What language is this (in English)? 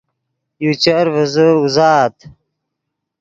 Yidgha